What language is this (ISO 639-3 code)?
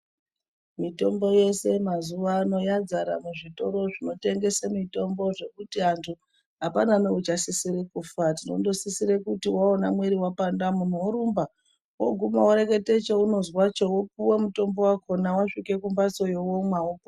ndc